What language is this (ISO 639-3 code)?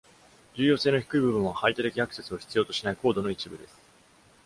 jpn